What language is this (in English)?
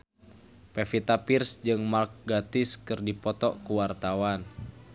Sundanese